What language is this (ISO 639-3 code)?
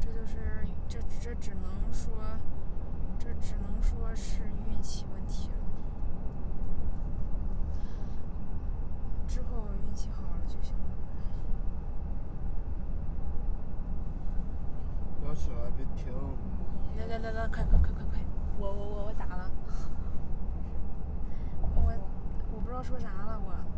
zho